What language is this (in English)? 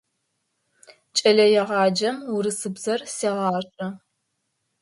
Adyghe